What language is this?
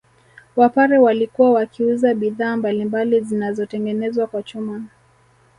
Swahili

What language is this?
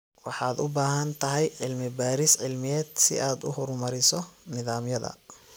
Somali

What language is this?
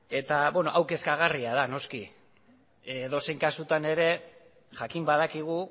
Basque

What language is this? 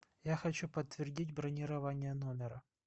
Russian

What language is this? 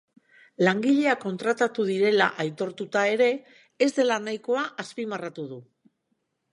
Basque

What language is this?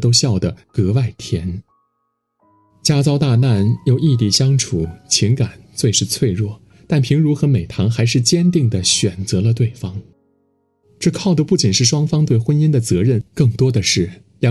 Chinese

